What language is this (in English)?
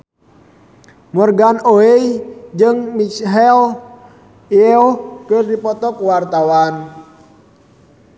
Sundanese